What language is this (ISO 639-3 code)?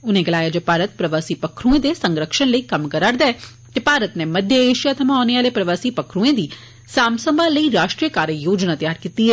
doi